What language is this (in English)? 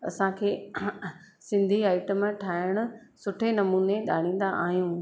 Sindhi